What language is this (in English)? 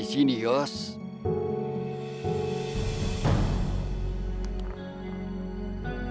Indonesian